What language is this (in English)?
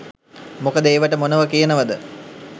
Sinhala